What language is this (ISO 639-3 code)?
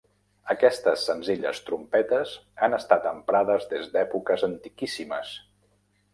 cat